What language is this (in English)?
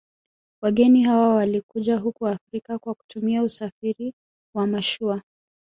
Swahili